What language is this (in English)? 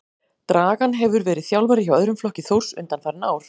Icelandic